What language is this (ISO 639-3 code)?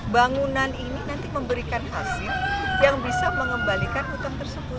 ind